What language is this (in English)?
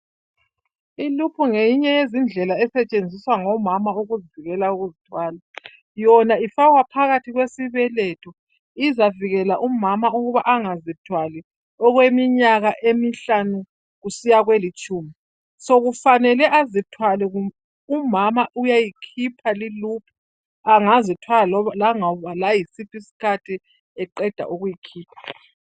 North Ndebele